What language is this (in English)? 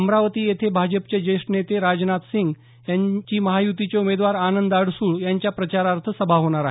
Marathi